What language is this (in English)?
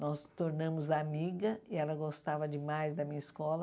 Portuguese